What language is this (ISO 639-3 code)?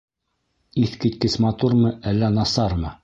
bak